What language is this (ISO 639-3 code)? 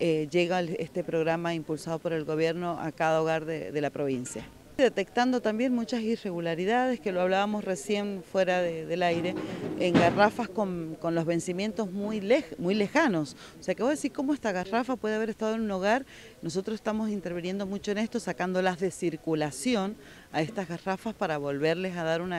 spa